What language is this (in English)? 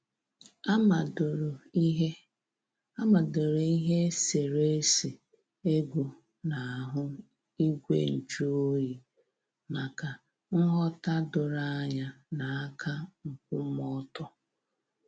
Igbo